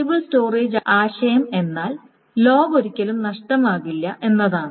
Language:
Malayalam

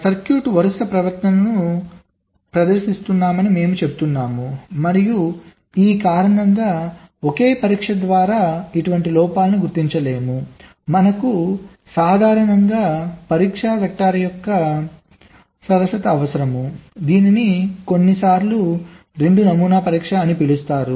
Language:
Telugu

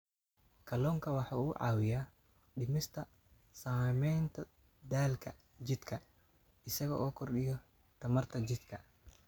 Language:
Somali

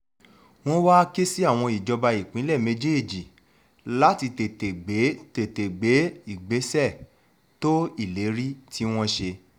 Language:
Yoruba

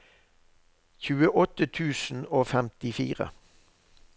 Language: Norwegian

